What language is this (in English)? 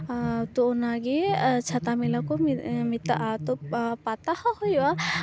Santali